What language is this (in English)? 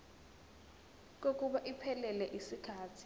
Zulu